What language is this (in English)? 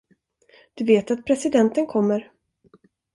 Swedish